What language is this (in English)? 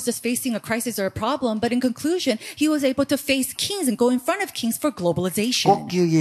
Korean